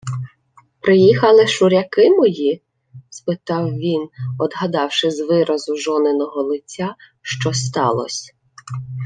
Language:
Ukrainian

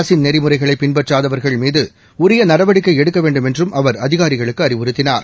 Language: Tamil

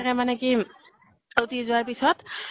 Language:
Assamese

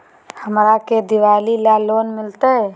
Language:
Magahi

